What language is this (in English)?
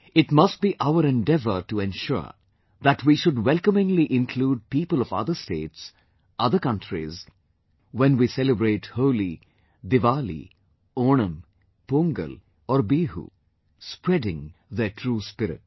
English